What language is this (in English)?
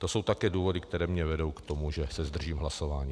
Czech